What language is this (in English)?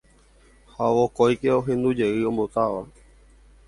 Guarani